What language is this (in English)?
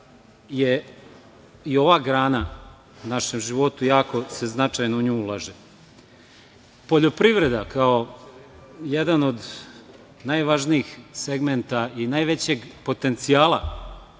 Serbian